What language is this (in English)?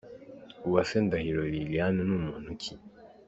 Kinyarwanda